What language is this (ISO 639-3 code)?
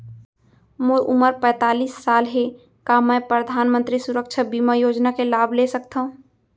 hne